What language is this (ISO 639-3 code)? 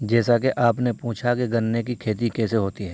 urd